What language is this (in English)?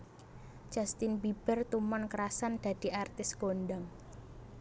Javanese